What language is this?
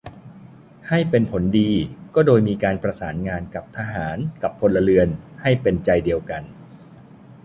Thai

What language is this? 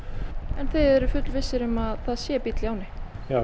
Icelandic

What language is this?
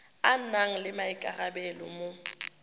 Tswana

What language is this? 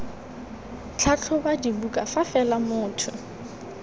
Tswana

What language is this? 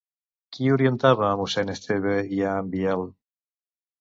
Catalan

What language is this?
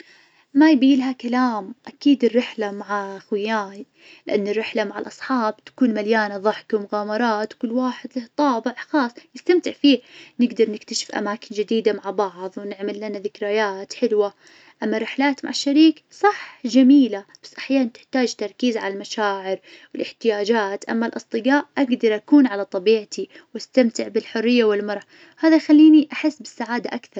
Najdi Arabic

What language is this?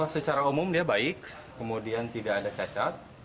Indonesian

